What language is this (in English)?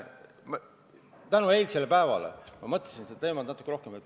Estonian